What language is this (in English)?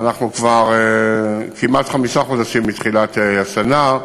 Hebrew